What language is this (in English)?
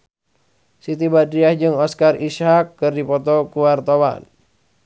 Sundanese